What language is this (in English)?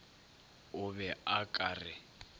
Northern Sotho